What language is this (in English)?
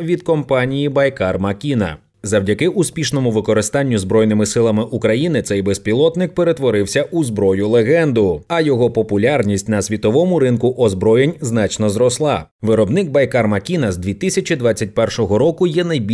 Ukrainian